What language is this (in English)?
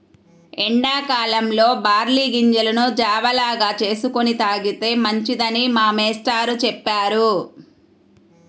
Telugu